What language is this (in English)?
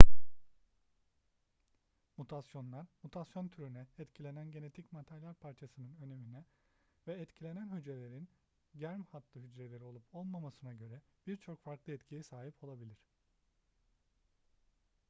Turkish